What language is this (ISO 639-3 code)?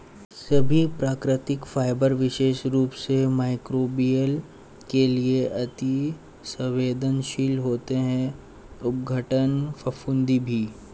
hin